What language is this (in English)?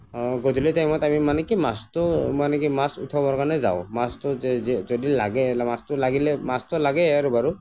Assamese